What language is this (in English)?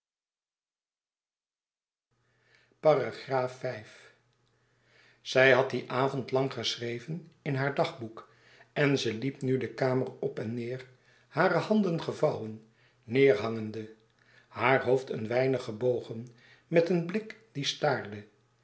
Dutch